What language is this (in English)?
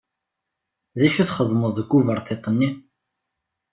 Kabyle